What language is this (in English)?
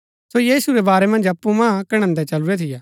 Gaddi